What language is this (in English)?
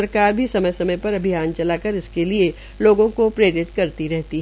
Hindi